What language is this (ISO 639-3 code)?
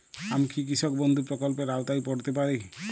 ben